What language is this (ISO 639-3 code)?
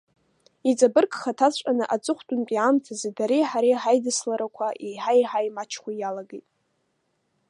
abk